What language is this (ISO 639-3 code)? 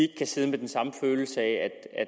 dan